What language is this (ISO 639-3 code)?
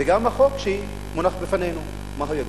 heb